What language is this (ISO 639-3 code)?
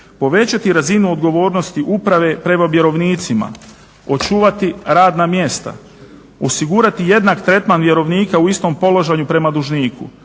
hrv